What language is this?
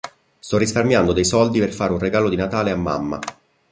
Italian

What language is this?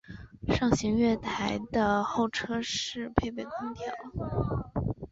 Chinese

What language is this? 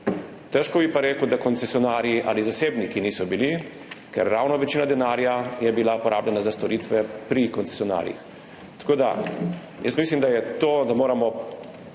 Slovenian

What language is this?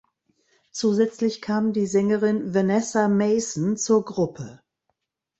German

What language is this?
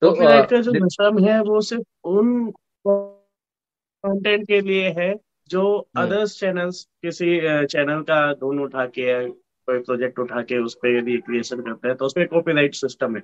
Hindi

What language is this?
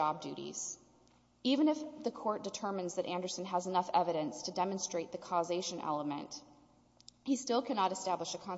English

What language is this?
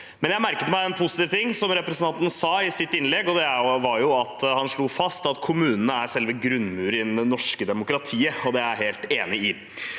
Norwegian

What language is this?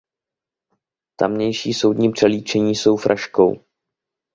Czech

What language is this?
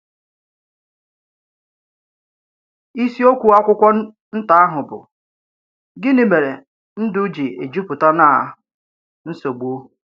Igbo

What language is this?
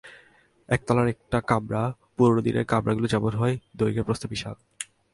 Bangla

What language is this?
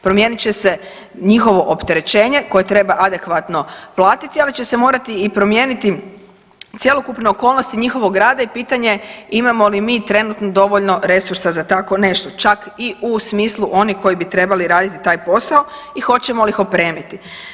Croatian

